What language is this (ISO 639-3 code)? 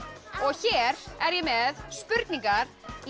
isl